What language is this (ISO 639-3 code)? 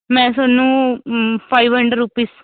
pan